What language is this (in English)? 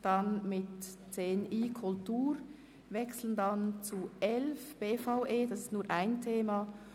Swiss German